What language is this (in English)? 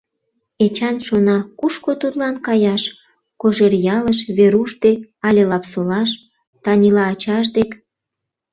Mari